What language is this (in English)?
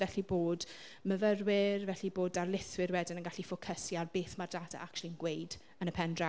Welsh